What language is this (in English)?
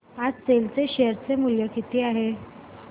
Marathi